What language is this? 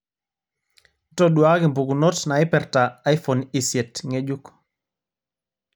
Masai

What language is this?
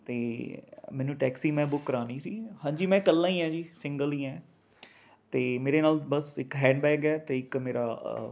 Punjabi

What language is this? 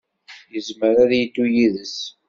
Kabyle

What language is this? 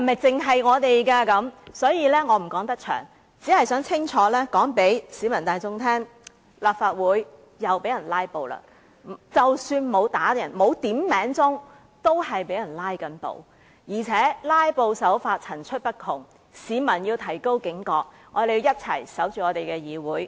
Cantonese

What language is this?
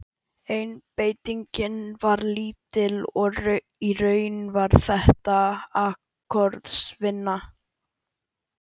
Icelandic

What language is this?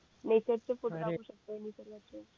Marathi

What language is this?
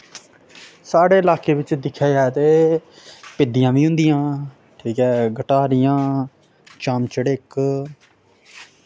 Dogri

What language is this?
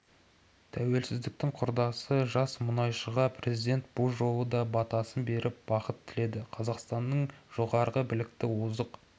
Kazakh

